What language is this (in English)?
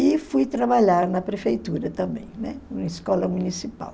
Portuguese